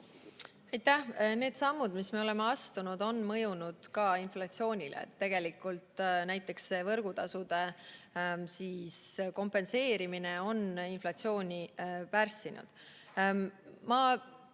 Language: Estonian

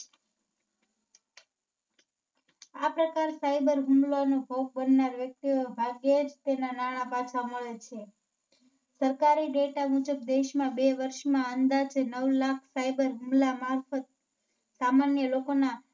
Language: Gujarati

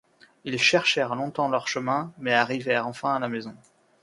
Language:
French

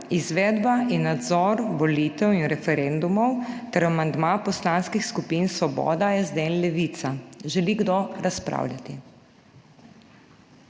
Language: Slovenian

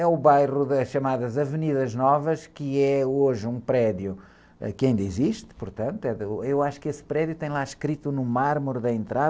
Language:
Portuguese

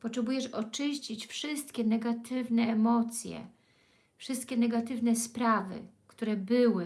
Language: Polish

